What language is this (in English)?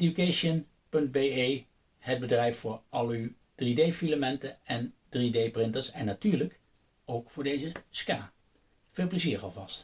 Dutch